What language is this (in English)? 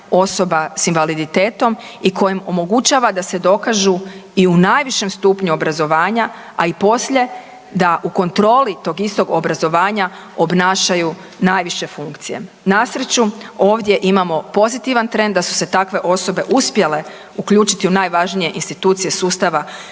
Croatian